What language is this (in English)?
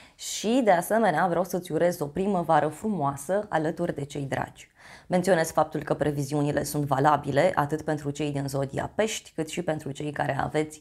Romanian